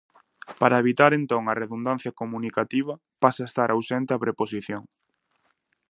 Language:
Galician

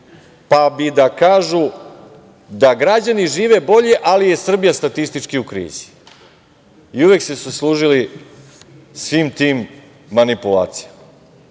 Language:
Serbian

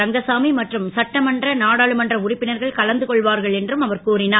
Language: Tamil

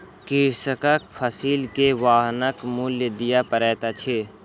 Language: Maithili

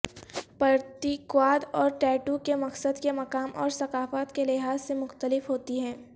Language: Urdu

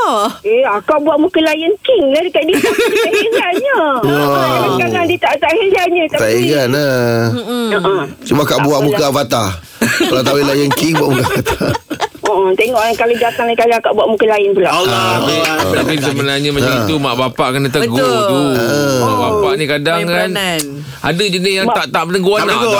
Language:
Malay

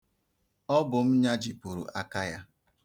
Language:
Igbo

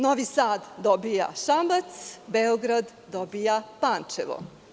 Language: Serbian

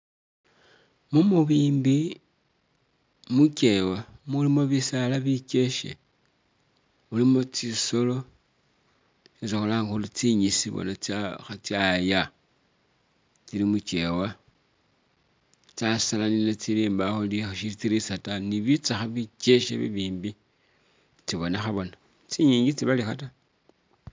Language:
Masaaba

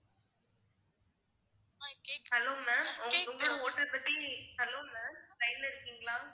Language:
Tamil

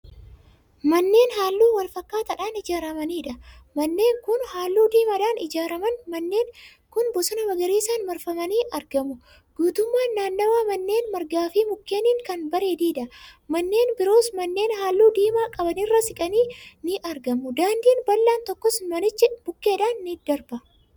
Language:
Oromo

